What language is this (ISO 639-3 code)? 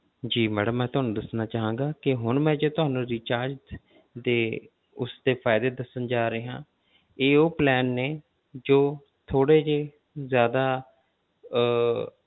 pan